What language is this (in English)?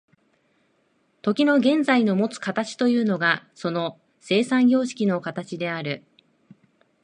Japanese